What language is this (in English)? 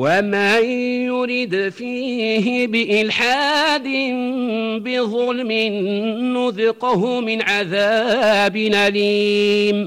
Arabic